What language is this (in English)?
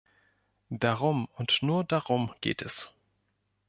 German